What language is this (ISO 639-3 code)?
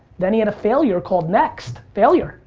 eng